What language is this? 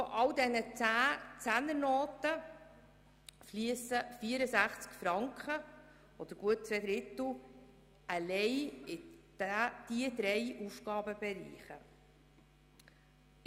Swiss German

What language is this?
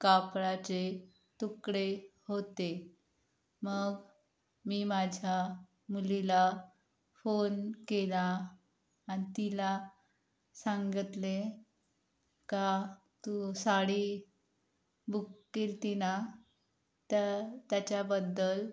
Marathi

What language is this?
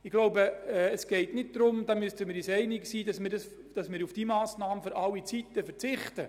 Swiss German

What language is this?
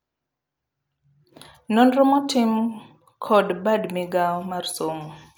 Luo (Kenya and Tanzania)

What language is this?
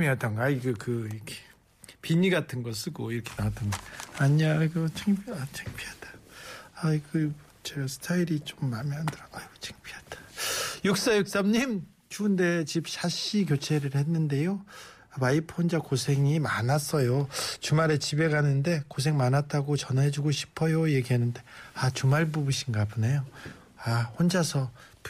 Korean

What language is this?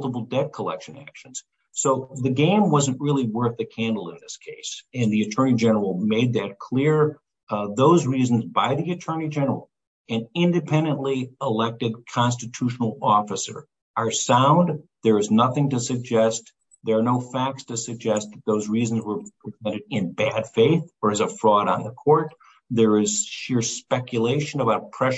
English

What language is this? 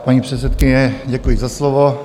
Czech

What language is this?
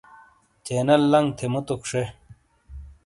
Shina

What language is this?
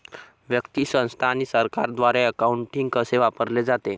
Marathi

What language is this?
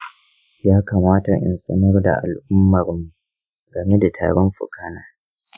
Hausa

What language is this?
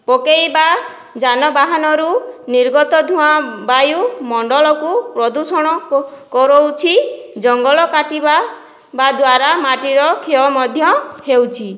Odia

